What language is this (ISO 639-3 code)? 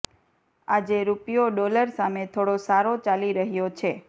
guj